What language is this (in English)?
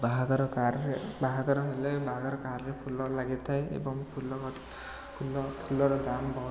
Odia